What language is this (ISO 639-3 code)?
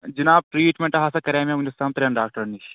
kas